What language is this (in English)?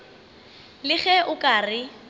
Northern Sotho